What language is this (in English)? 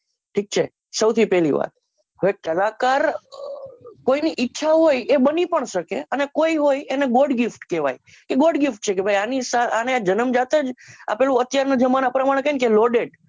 Gujarati